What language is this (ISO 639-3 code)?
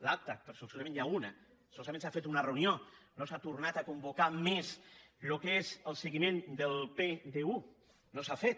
cat